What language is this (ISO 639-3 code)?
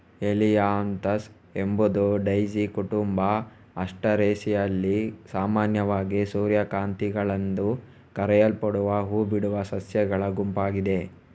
kan